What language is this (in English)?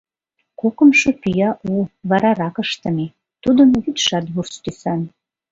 Mari